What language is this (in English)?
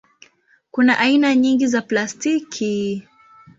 Swahili